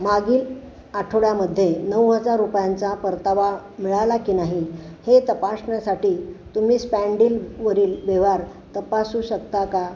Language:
Marathi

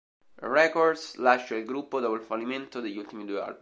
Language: Italian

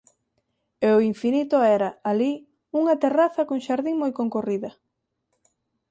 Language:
Galician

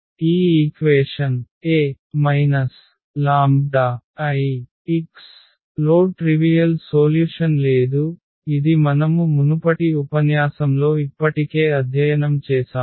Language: Telugu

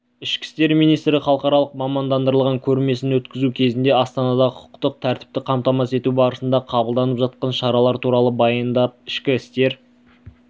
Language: Kazakh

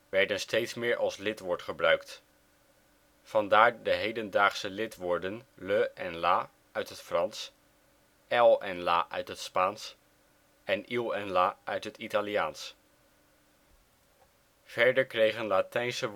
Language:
Dutch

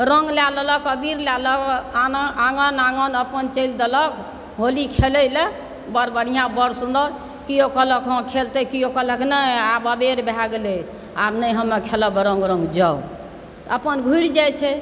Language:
Maithili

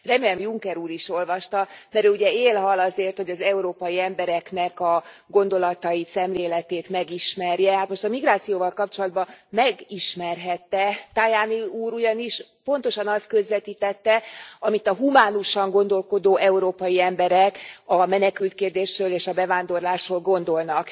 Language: Hungarian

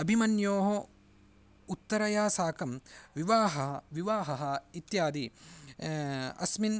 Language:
Sanskrit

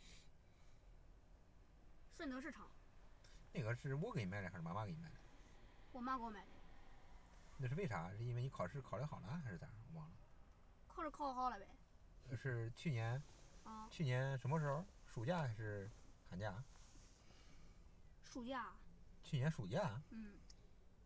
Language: Chinese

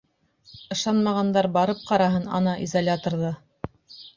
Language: Bashkir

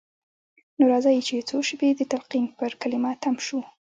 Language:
Pashto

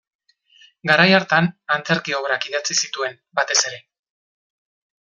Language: Basque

